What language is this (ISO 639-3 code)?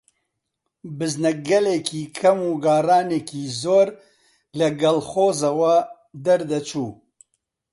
ckb